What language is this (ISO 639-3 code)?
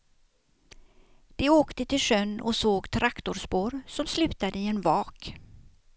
swe